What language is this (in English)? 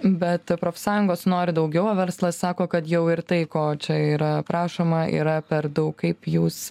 Lithuanian